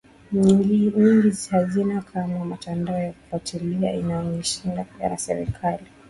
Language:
Swahili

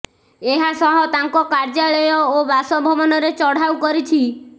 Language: Odia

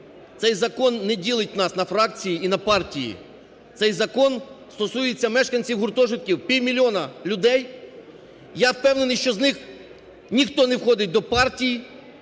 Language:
Ukrainian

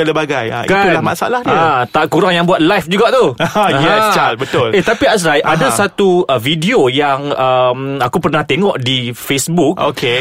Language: Malay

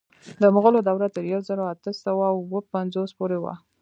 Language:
Pashto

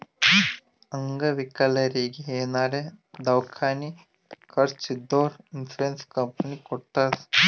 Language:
Kannada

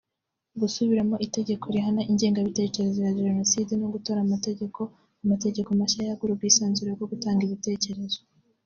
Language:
Kinyarwanda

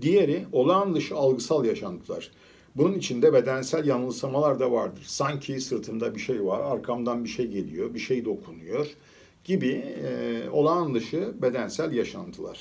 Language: Turkish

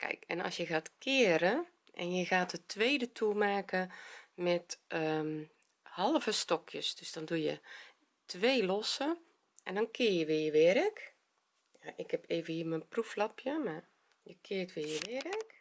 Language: Dutch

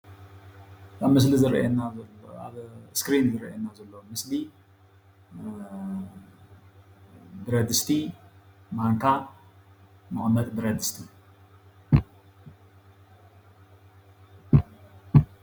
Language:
Tigrinya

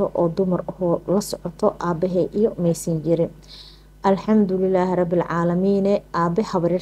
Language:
Arabic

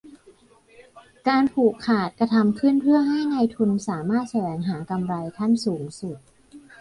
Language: Thai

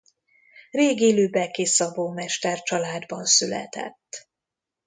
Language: Hungarian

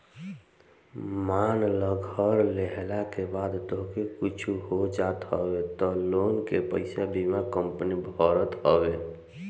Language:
Bhojpuri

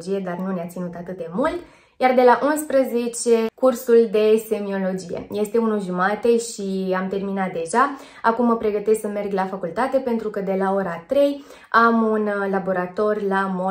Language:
Romanian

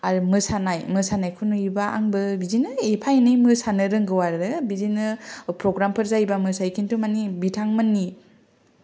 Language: Bodo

